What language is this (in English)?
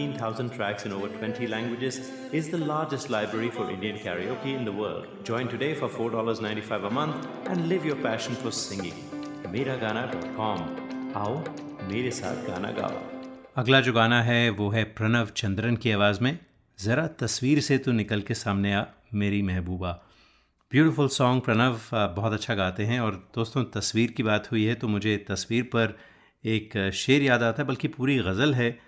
Hindi